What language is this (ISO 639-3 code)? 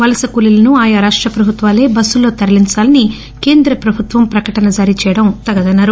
tel